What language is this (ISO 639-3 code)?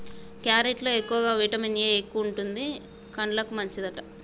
tel